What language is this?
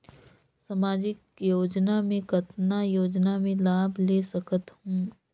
Chhattisgarhi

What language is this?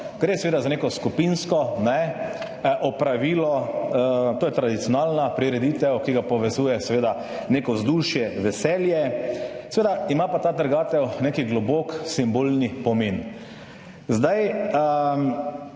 Slovenian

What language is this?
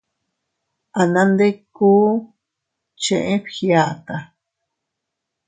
Teutila Cuicatec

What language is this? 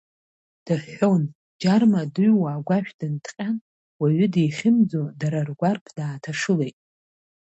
Abkhazian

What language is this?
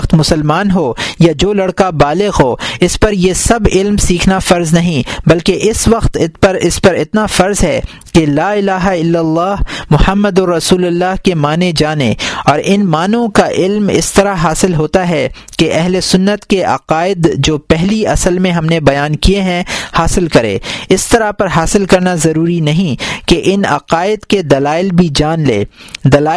Urdu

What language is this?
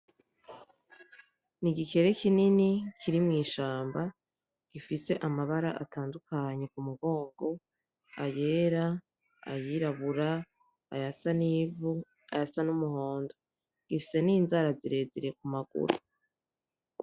Rundi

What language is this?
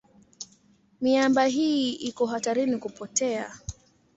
Swahili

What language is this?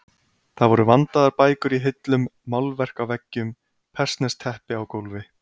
Icelandic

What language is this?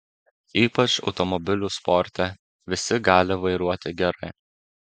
Lithuanian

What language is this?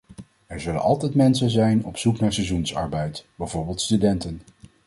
Dutch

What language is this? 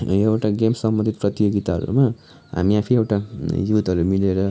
Nepali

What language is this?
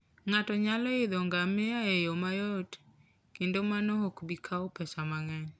Luo (Kenya and Tanzania)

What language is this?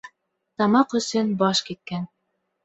Bashkir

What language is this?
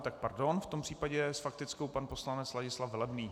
Czech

